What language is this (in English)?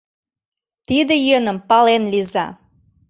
Mari